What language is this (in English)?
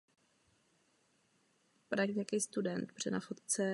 Czech